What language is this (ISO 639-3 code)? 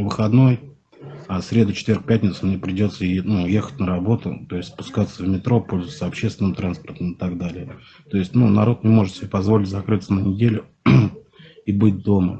rus